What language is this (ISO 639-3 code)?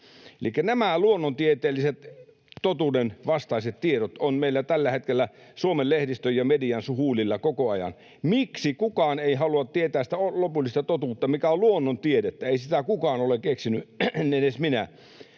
fin